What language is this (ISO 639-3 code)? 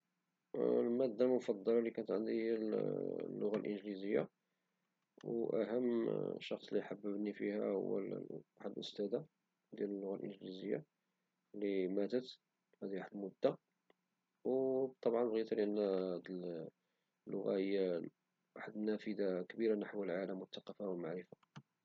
ary